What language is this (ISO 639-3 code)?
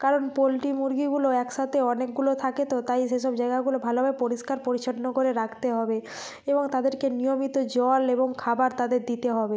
ben